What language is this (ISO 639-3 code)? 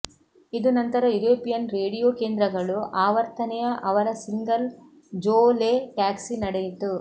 kan